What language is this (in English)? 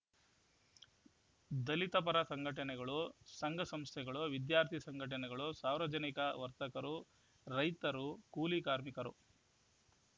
Kannada